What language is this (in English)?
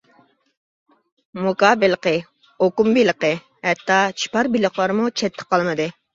Uyghur